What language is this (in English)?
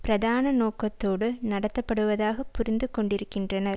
Tamil